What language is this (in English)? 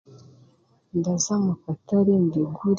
Chiga